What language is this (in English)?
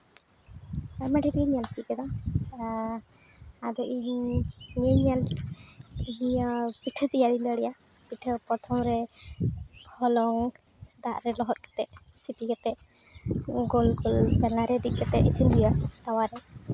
Santali